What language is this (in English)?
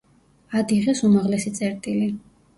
Georgian